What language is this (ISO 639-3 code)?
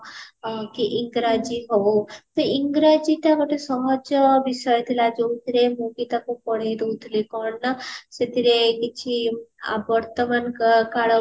ori